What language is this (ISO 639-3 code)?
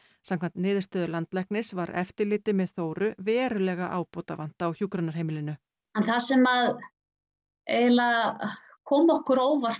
isl